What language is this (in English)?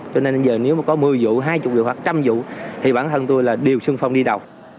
Vietnamese